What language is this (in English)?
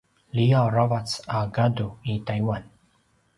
Paiwan